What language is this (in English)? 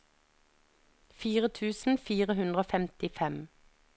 Norwegian